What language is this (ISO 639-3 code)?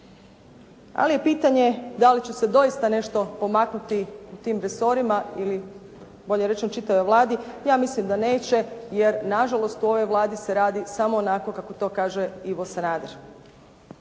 hrv